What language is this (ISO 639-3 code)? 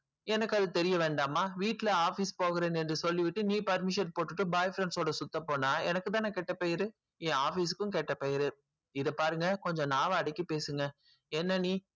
tam